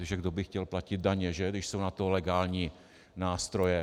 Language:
Czech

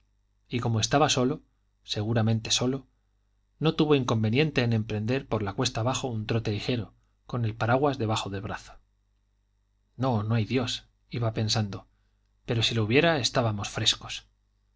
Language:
Spanish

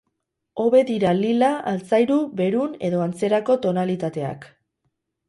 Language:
Basque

